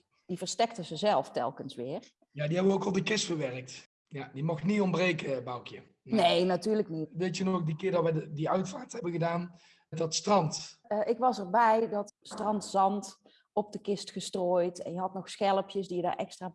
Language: Dutch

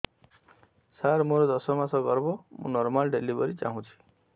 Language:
Odia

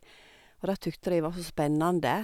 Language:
Norwegian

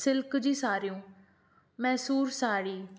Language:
Sindhi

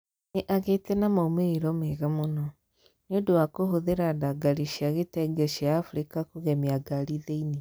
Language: Kikuyu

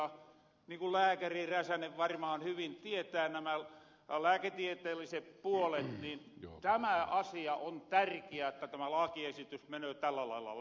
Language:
Finnish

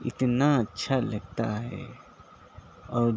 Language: Urdu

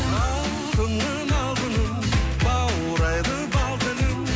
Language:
Kazakh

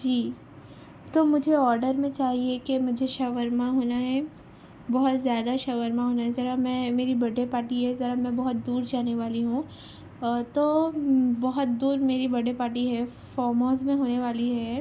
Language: Urdu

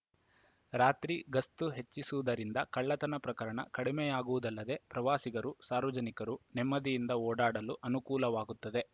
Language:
Kannada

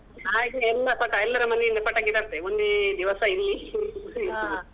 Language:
Kannada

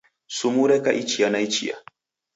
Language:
Taita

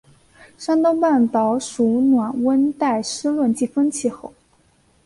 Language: Chinese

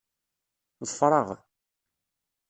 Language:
Kabyle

